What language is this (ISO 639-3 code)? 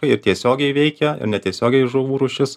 lit